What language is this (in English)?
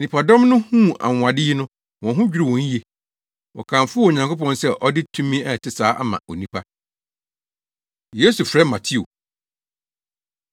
Akan